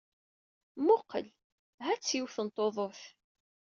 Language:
Kabyle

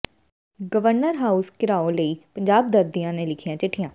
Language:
Punjabi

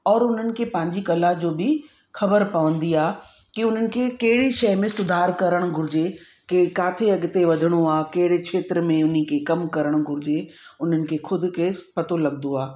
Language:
Sindhi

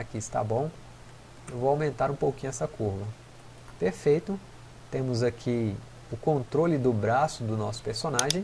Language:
Portuguese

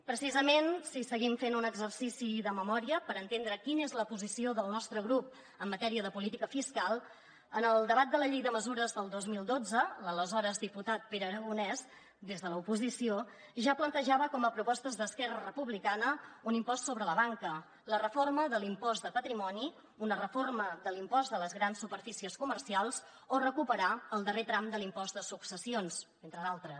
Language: Catalan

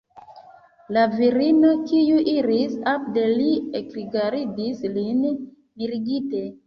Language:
Esperanto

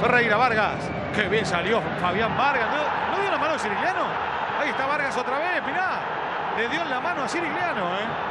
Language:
Spanish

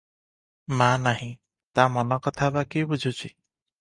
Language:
Odia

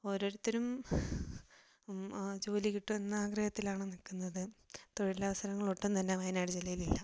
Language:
Malayalam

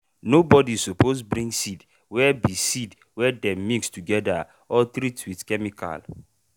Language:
Nigerian Pidgin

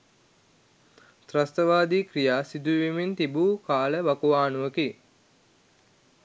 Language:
Sinhala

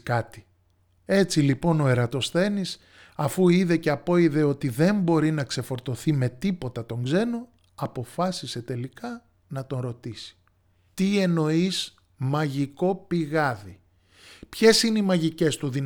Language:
Greek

